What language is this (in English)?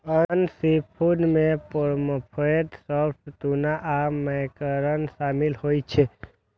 Maithili